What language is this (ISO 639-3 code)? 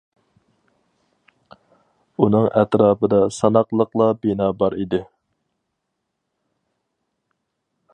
uig